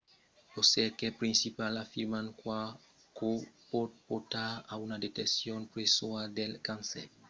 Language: Occitan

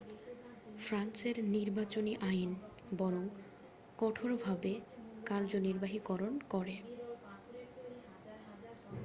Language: Bangla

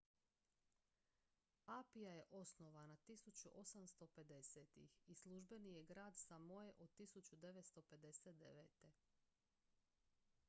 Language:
Croatian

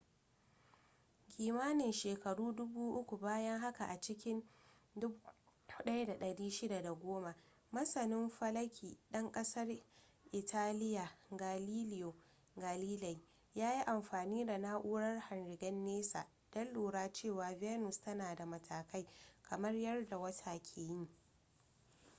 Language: Hausa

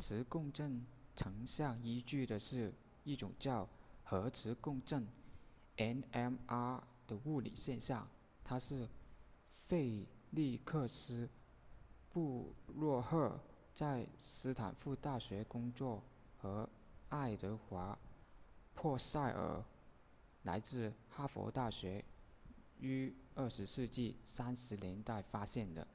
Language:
Chinese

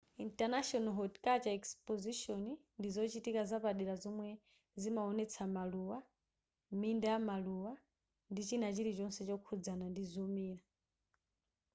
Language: Nyanja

